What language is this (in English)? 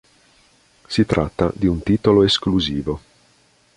Italian